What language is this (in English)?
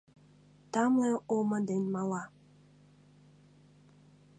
Mari